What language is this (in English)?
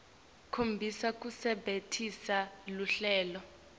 Swati